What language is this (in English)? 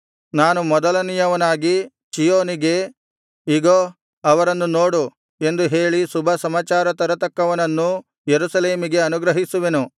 Kannada